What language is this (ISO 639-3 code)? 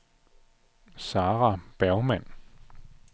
dan